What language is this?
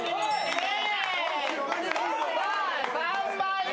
Japanese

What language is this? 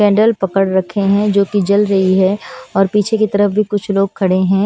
Hindi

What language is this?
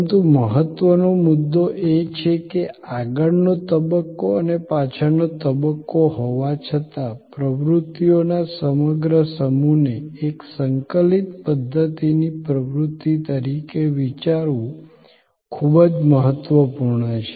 Gujarati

